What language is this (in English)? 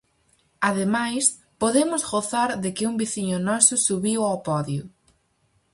Galician